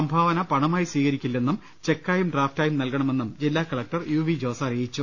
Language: Malayalam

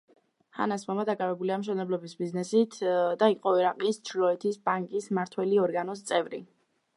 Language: Georgian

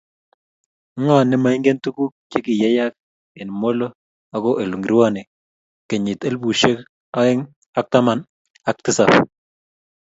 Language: Kalenjin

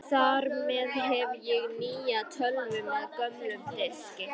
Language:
Icelandic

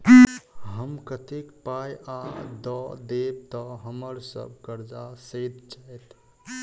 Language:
Maithili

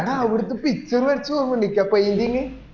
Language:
Malayalam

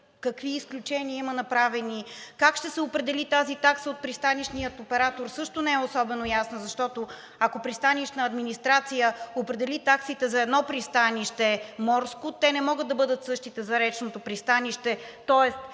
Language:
Bulgarian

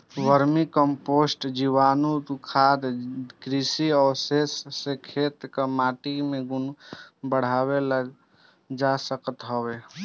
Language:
Bhojpuri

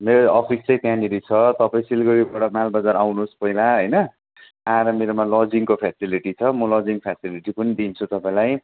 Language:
Nepali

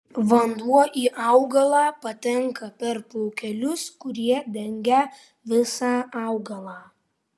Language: Lithuanian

